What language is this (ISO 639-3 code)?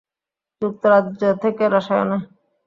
ben